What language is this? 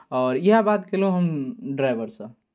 Maithili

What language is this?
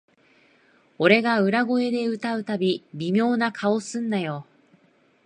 Japanese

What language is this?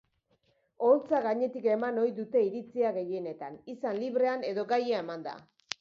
Basque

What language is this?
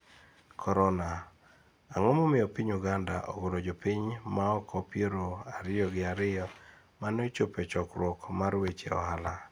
Luo (Kenya and Tanzania)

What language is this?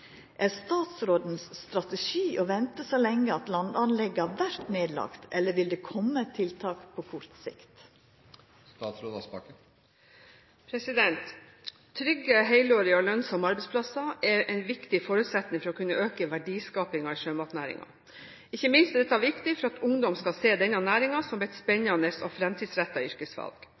Norwegian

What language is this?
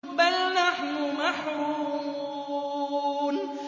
Arabic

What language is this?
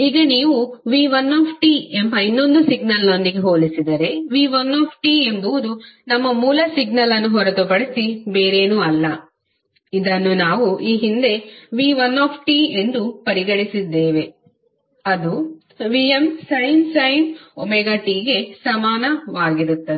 Kannada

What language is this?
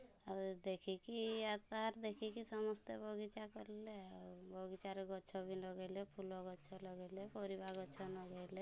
Odia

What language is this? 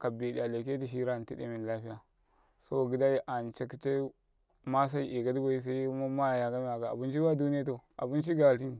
Karekare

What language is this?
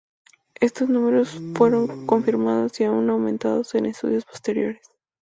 Spanish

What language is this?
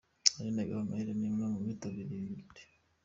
Kinyarwanda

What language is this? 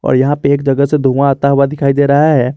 Hindi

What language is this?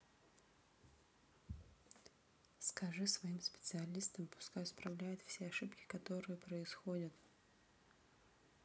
Russian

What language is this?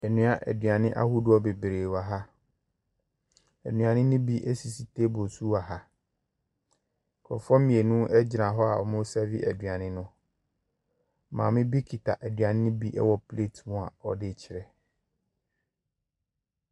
Akan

